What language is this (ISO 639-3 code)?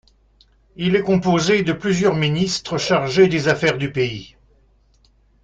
fra